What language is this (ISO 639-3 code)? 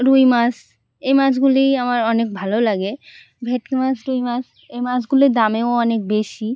ben